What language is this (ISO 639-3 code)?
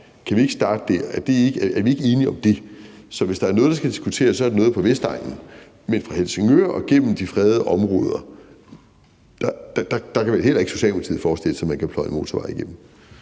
dan